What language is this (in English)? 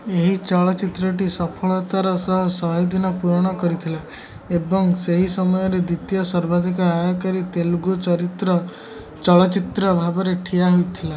Odia